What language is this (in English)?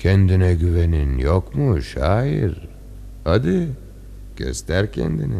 Turkish